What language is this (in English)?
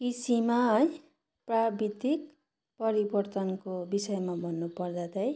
Nepali